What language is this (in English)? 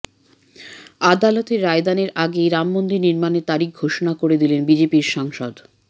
Bangla